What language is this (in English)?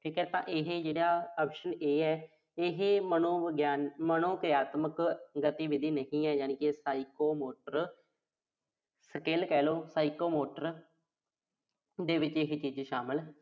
Punjabi